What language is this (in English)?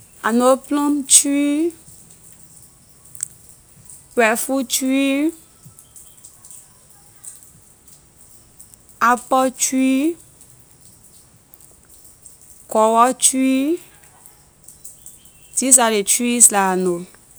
Liberian English